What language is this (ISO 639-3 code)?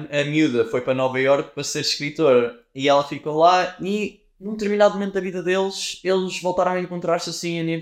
por